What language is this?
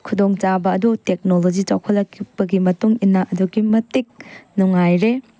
Manipuri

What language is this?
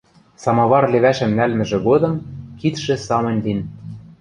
Western Mari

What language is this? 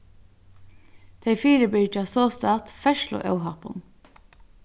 Faroese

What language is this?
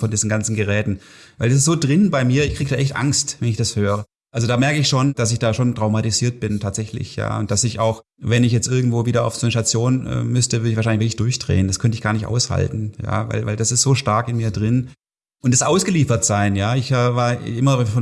German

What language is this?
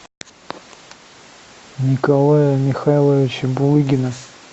Russian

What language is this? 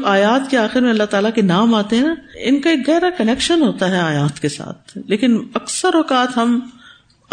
Urdu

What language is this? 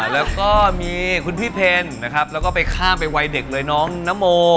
Thai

